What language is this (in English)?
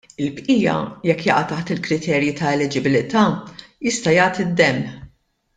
Maltese